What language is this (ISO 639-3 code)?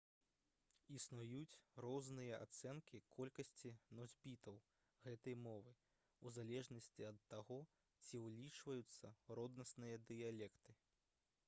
bel